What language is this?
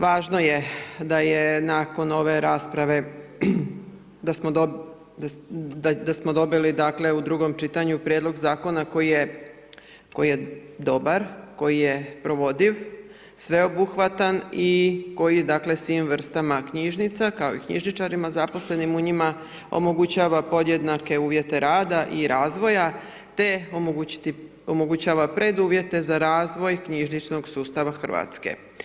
Croatian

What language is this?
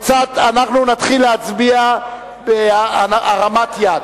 Hebrew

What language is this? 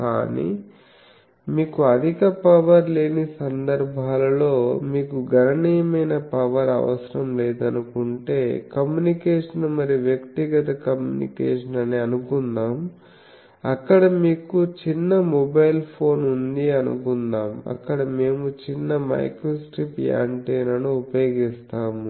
Telugu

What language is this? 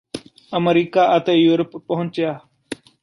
Punjabi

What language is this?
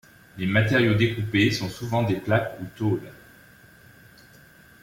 French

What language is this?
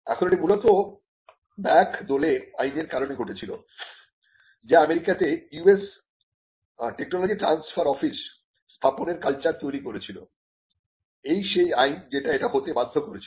Bangla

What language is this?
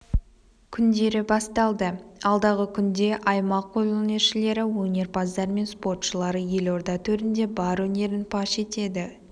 Kazakh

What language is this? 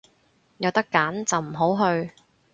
Cantonese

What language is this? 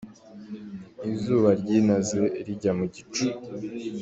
Kinyarwanda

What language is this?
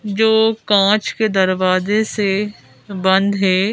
Hindi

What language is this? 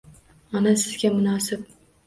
Uzbek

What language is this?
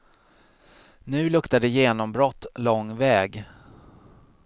Swedish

